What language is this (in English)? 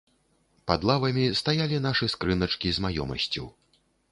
Belarusian